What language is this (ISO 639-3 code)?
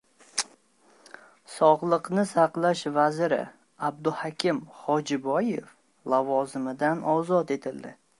uzb